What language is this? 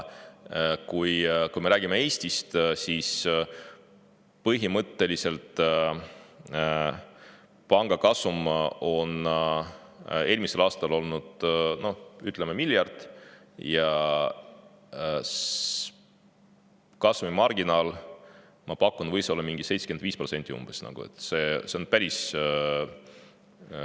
Estonian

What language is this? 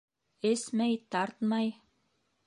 Bashkir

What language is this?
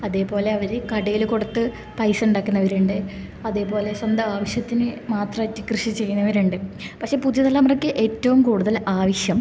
Malayalam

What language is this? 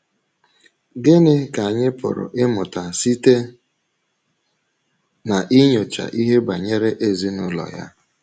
Igbo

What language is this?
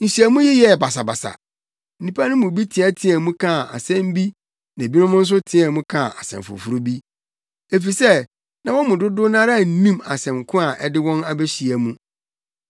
Akan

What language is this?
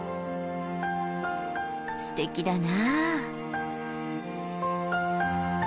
Japanese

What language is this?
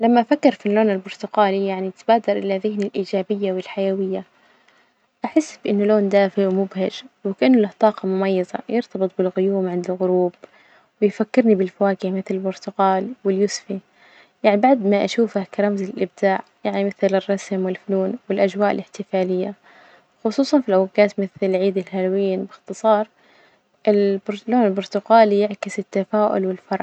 Najdi Arabic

